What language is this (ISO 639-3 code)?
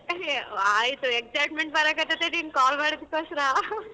kan